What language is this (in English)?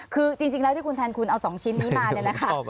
Thai